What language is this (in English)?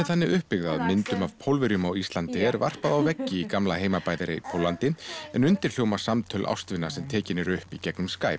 Icelandic